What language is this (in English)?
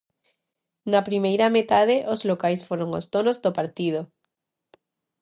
Galician